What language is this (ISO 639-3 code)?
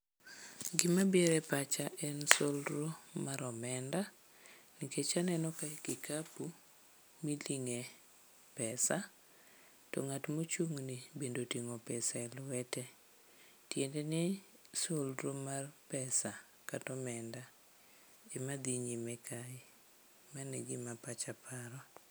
luo